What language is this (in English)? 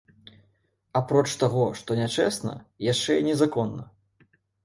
Belarusian